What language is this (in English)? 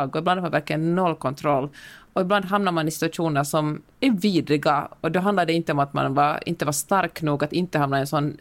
Swedish